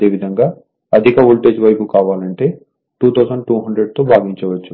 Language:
Telugu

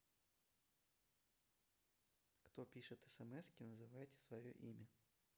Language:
Russian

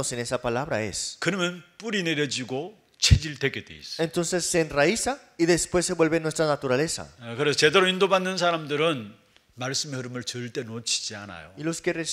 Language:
Korean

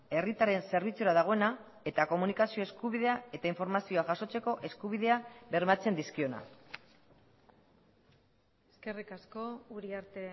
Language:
Basque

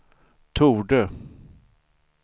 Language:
Swedish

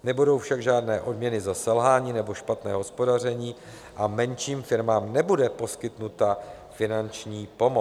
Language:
Czech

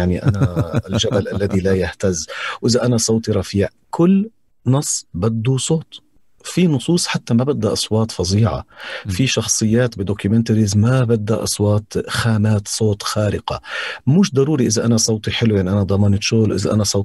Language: Arabic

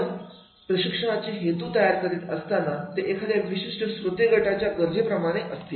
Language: Marathi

